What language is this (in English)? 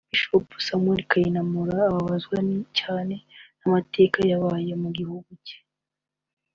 Kinyarwanda